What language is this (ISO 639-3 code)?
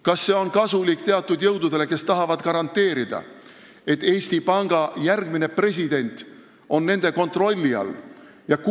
est